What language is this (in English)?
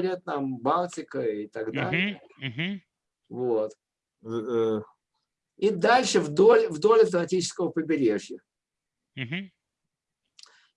Russian